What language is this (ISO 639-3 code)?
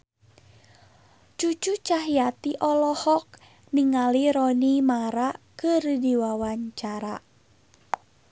sun